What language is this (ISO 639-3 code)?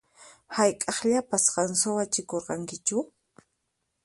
qxp